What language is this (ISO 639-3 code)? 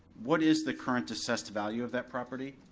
eng